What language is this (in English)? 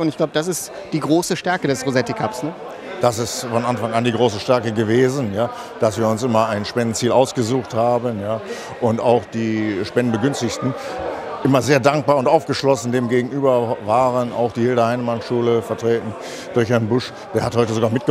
German